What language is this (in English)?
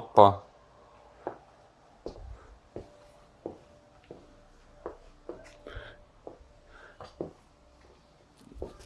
Hungarian